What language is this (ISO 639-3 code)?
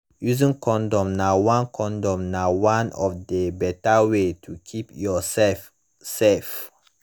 pcm